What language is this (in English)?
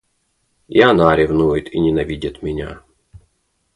Russian